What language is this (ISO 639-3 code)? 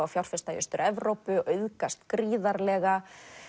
isl